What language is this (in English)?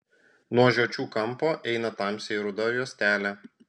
Lithuanian